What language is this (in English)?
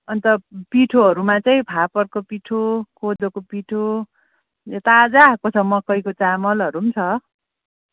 Nepali